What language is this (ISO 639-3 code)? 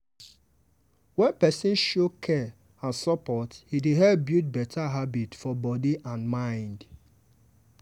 pcm